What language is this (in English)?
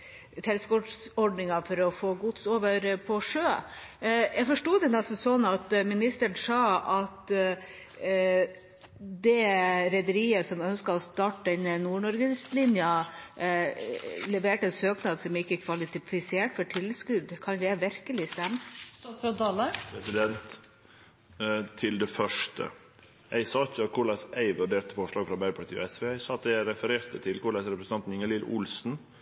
Norwegian